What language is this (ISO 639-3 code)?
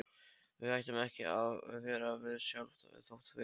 isl